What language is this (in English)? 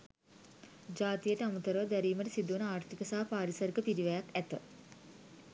Sinhala